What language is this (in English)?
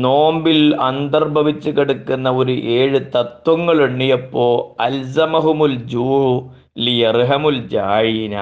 Malayalam